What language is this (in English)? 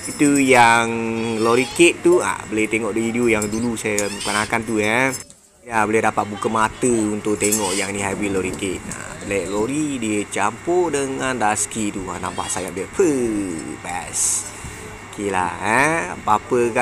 Malay